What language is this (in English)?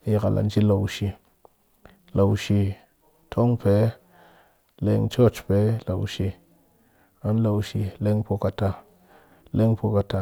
Cakfem-Mushere